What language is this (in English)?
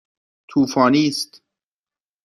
Persian